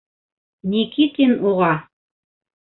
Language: Bashkir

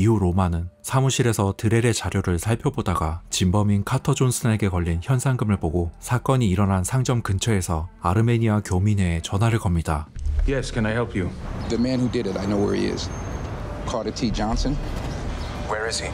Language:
Korean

